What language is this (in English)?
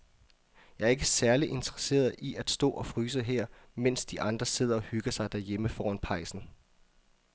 Danish